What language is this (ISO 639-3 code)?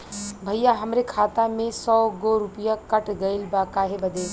bho